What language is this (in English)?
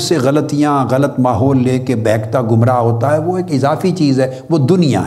Urdu